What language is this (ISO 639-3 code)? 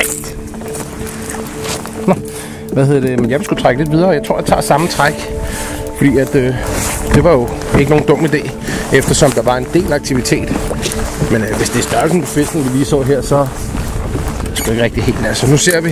dan